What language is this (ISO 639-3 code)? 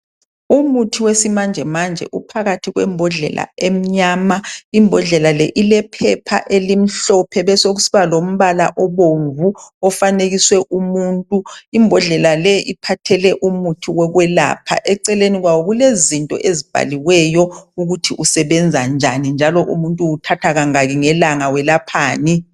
nde